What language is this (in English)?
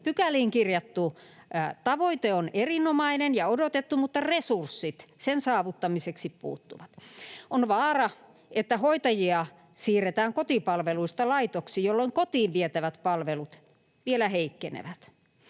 Finnish